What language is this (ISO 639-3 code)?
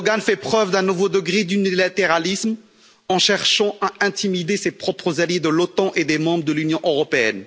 fra